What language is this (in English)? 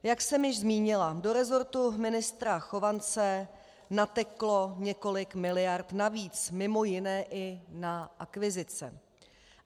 Czech